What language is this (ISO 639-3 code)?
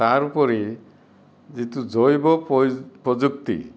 asm